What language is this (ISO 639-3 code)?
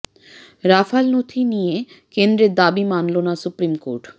ben